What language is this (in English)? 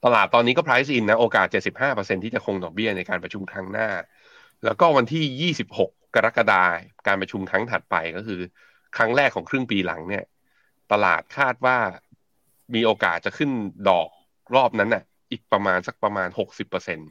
Thai